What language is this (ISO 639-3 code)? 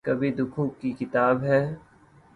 urd